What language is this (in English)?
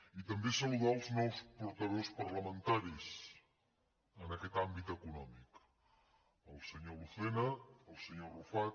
Catalan